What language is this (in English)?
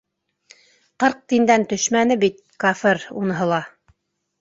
Bashkir